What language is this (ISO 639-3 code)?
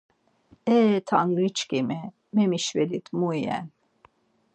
lzz